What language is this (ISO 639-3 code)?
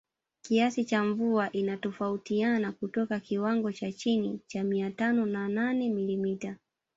swa